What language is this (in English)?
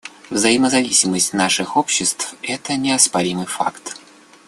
Russian